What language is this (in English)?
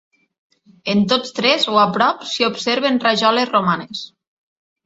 Catalan